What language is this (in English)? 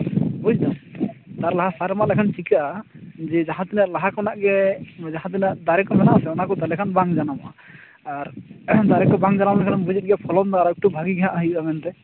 Santali